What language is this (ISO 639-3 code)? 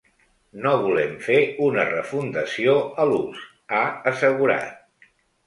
cat